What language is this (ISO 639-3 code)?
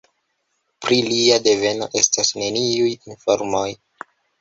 epo